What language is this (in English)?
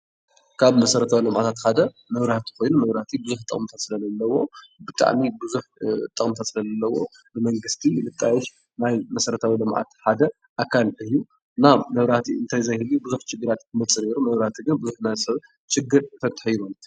Tigrinya